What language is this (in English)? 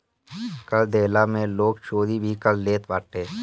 Bhojpuri